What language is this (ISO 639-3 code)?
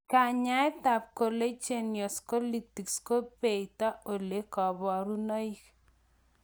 kln